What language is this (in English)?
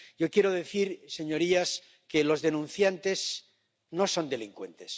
Spanish